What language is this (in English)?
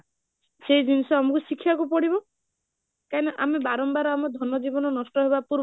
Odia